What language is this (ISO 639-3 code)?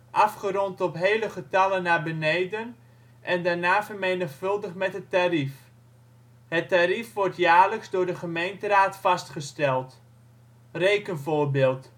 nld